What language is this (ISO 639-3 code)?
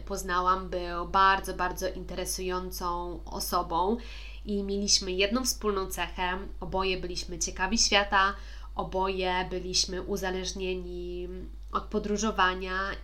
pol